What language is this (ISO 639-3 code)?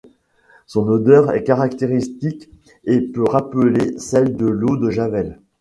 fra